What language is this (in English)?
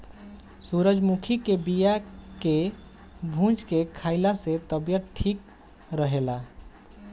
Bhojpuri